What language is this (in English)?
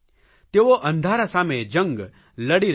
Gujarati